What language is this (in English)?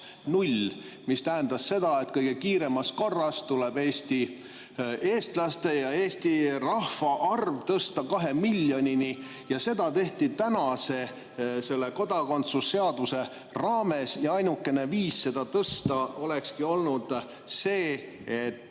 Estonian